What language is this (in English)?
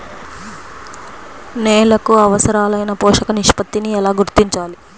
Telugu